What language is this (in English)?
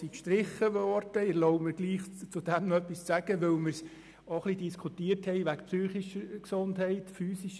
Swiss German